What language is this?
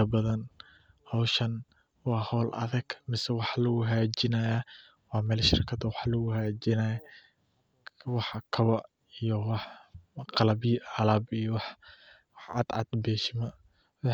Somali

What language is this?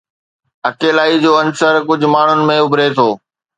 Sindhi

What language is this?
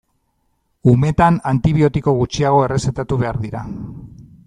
Basque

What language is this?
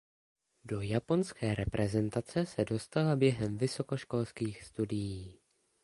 Czech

